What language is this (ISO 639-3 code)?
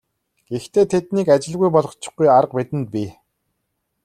mon